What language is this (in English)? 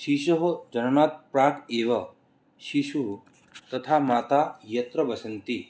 Sanskrit